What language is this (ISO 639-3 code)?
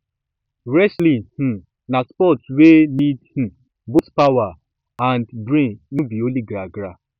pcm